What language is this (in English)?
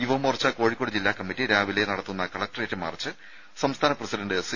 Malayalam